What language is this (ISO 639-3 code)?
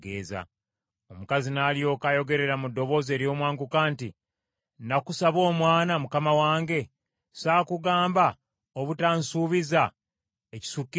lug